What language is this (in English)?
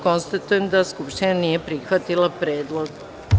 Serbian